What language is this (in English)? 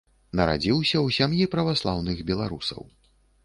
Belarusian